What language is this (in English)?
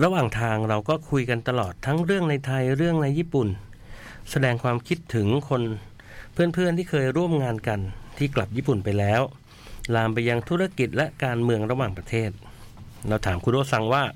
Thai